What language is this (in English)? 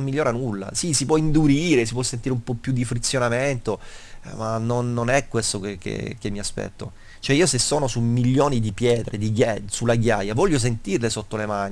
Italian